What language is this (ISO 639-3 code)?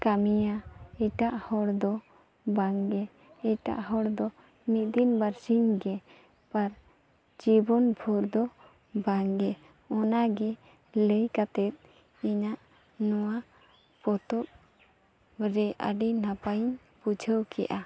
sat